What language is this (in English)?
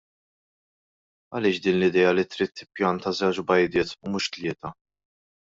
Maltese